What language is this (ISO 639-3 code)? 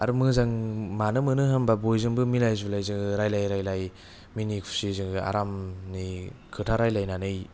brx